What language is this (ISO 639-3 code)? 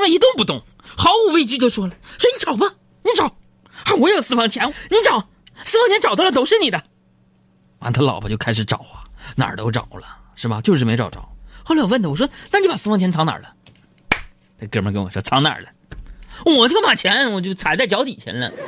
zho